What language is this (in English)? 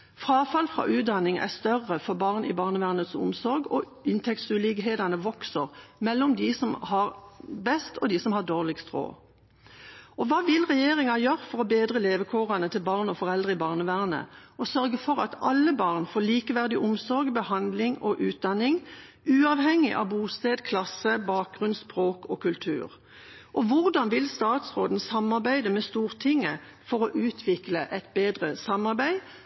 Norwegian Bokmål